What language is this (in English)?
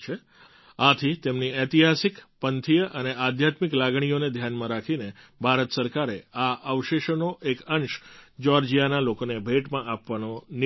Gujarati